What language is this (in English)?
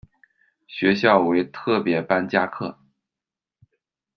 Chinese